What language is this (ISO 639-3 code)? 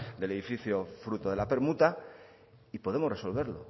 spa